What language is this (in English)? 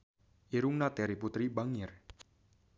Sundanese